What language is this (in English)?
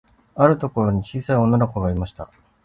Japanese